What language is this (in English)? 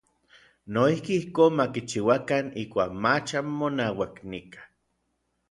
Orizaba Nahuatl